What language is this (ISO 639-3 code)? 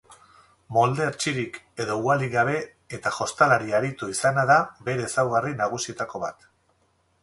eus